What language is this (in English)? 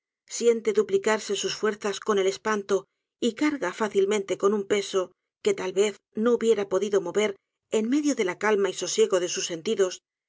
Spanish